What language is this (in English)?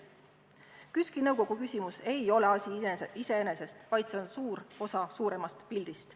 Estonian